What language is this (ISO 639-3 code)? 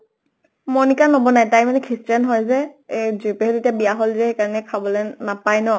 asm